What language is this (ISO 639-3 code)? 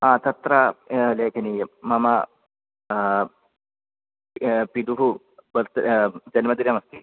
san